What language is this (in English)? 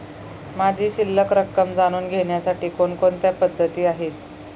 Marathi